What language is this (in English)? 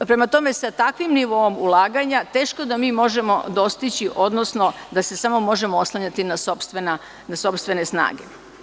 Serbian